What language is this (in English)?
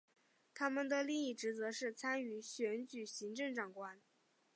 Chinese